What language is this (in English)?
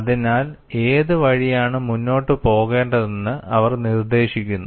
Malayalam